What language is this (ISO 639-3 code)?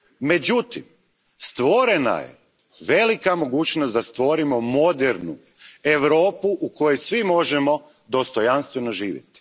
hrv